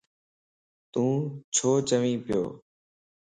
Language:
Lasi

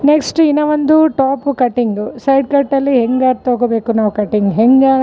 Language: Kannada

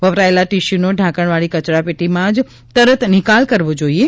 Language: Gujarati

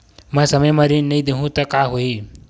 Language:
Chhattisgarhi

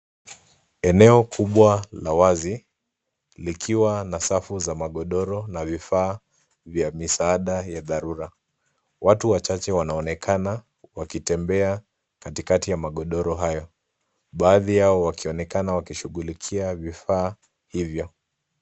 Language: Swahili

